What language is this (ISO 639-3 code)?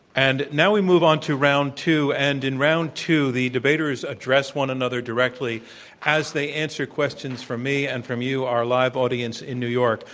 eng